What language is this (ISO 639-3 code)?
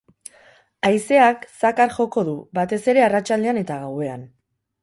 eus